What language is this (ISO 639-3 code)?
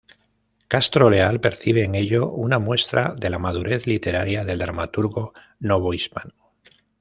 spa